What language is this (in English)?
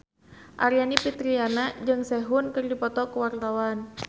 Sundanese